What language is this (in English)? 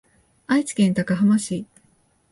Japanese